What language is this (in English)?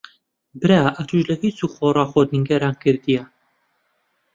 Central Kurdish